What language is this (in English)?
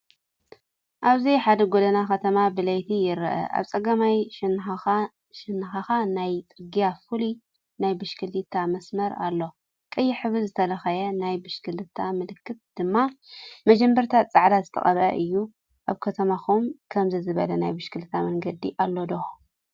Tigrinya